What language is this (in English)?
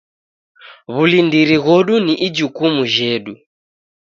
Taita